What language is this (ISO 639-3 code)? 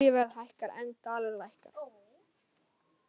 isl